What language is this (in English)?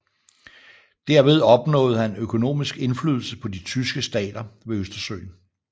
Danish